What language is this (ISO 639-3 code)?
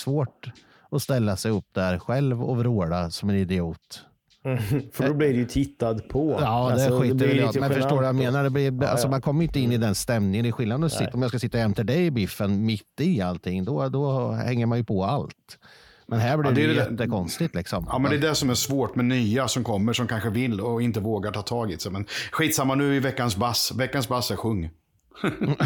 swe